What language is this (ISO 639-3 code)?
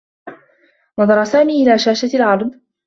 ara